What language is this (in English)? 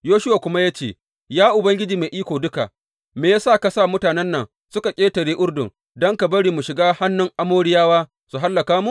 Hausa